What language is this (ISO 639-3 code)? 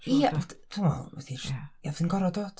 cym